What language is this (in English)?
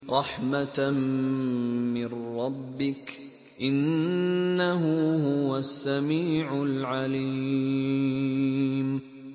Arabic